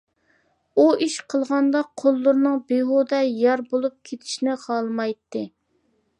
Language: Uyghur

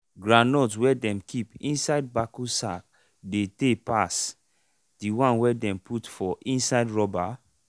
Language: Nigerian Pidgin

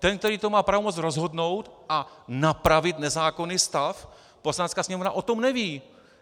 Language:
Czech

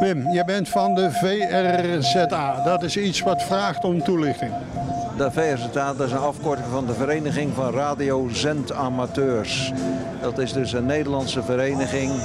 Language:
Dutch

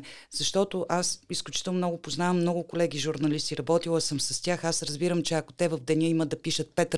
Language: Bulgarian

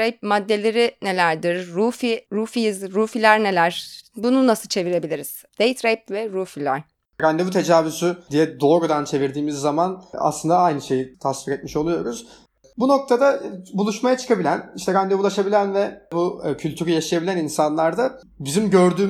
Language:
Turkish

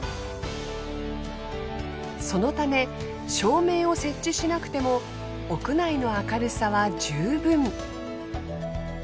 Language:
Japanese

